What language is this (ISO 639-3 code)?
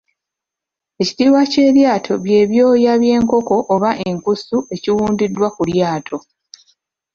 lug